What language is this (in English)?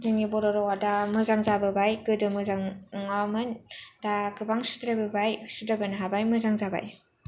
Bodo